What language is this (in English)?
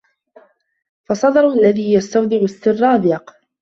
Arabic